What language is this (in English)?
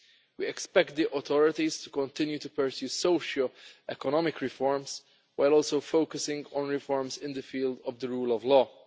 English